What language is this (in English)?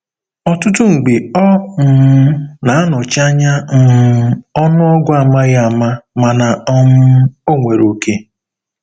Igbo